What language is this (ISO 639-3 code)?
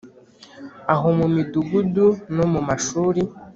kin